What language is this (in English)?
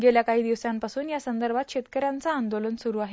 Marathi